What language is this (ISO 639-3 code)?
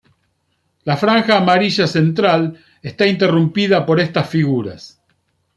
spa